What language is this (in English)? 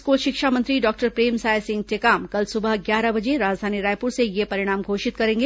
Hindi